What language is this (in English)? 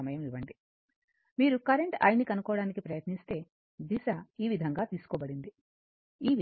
Telugu